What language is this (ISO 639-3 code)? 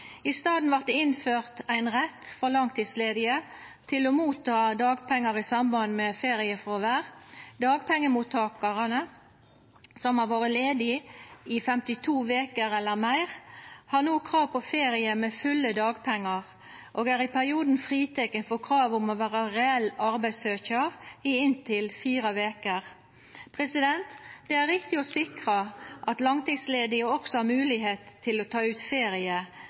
nno